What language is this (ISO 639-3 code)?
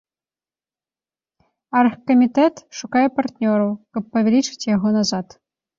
bel